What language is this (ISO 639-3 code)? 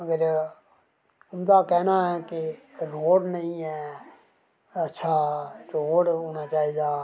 doi